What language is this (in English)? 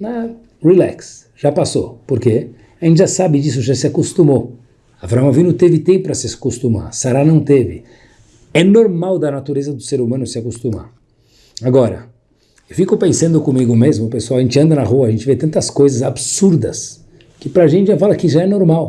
Portuguese